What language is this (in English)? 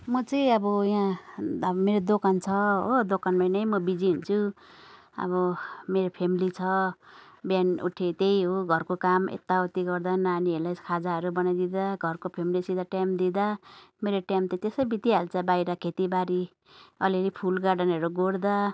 Nepali